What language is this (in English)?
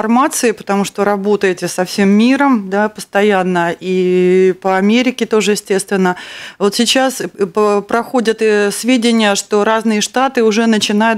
Russian